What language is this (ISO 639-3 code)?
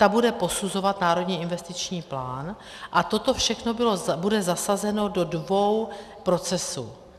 ces